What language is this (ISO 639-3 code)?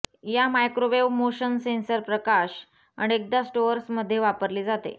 mar